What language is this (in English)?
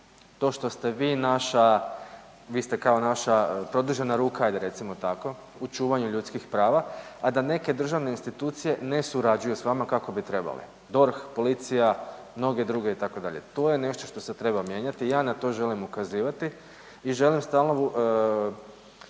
Croatian